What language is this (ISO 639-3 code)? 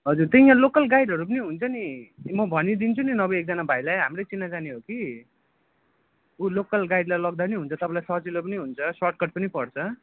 nep